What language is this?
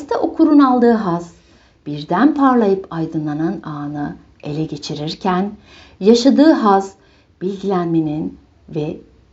Turkish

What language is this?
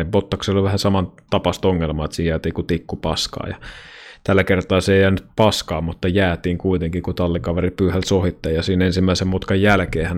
Finnish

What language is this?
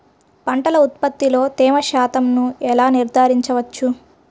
Telugu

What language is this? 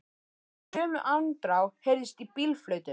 Icelandic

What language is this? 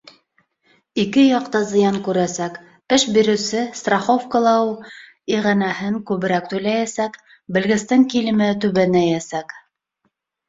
Bashkir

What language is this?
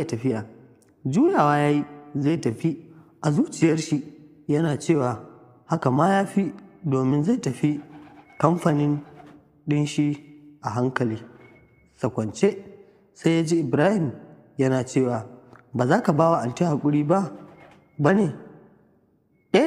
Arabic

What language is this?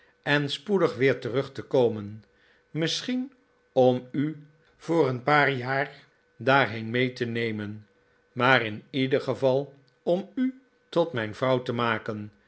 Dutch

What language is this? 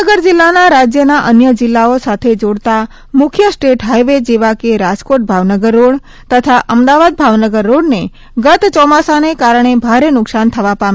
Gujarati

